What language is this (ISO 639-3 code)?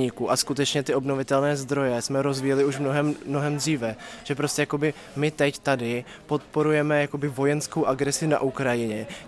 ces